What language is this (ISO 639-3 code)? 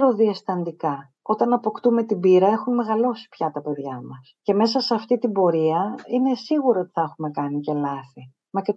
ell